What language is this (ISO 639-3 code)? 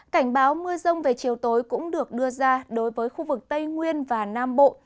vie